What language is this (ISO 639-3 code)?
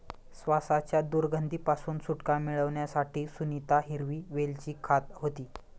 mar